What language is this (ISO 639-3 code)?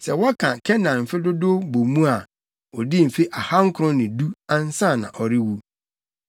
aka